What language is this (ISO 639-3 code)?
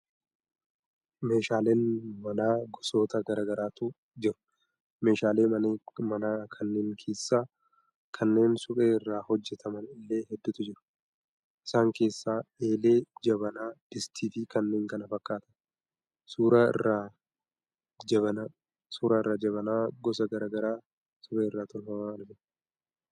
orm